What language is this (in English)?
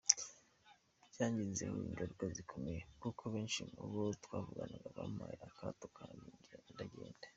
Kinyarwanda